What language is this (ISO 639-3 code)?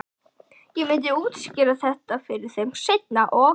isl